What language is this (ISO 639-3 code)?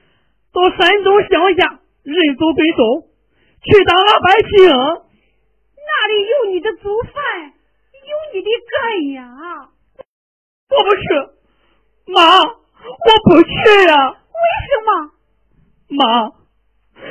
zho